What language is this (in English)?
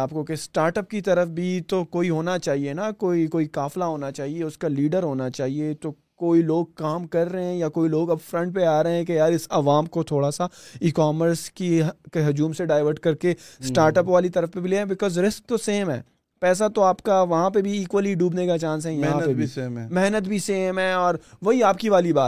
Urdu